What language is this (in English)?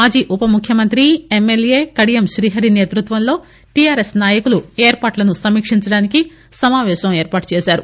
Telugu